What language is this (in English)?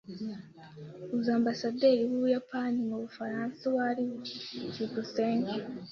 Kinyarwanda